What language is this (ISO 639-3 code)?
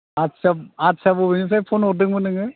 brx